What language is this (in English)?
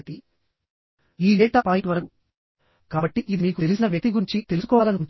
Telugu